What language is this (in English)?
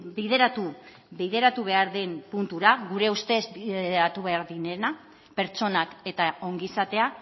Basque